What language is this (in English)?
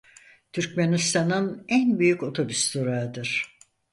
Turkish